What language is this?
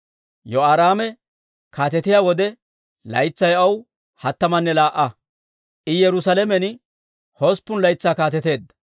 Dawro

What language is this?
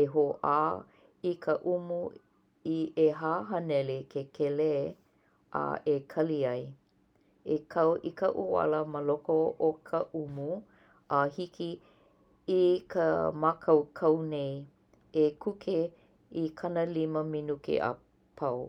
Hawaiian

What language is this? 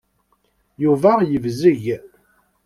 Kabyle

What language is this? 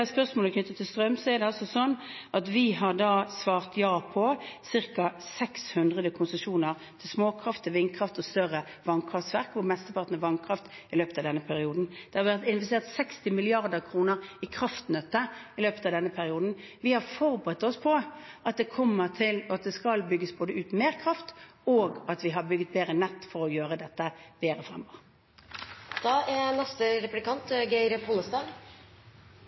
Norwegian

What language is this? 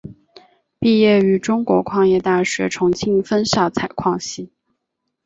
Chinese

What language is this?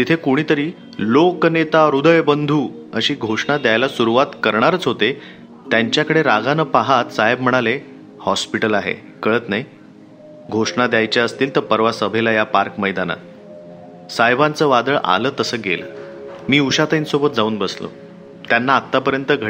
Marathi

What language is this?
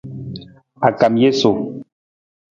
Nawdm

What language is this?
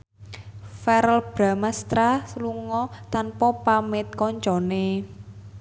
Javanese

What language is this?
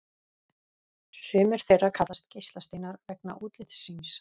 Icelandic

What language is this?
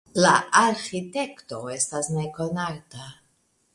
Esperanto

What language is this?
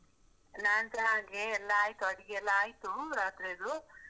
Kannada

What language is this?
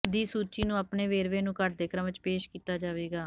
Punjabi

